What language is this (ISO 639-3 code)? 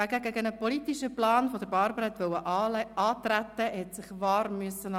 gsw